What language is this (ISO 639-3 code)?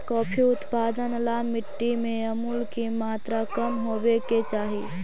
mag